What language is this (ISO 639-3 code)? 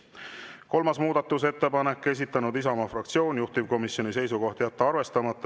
est